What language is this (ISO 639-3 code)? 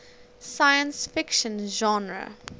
eng